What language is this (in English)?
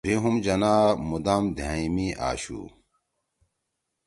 Torwali